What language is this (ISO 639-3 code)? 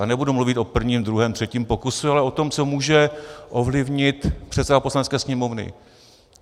ces